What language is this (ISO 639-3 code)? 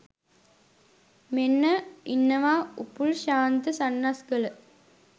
sin